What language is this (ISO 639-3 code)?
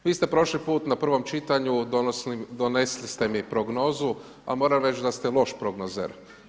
hrv